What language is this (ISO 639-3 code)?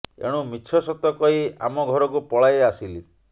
ori